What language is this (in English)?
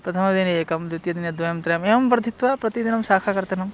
Sanskrit